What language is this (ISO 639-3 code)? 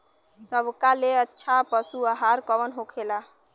bho